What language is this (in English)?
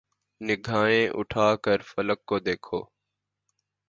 Urdu